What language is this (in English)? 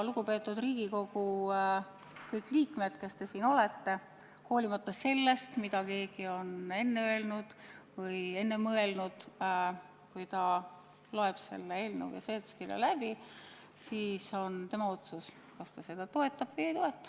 Estonian